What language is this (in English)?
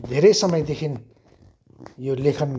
Nepali